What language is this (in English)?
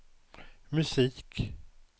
Swedish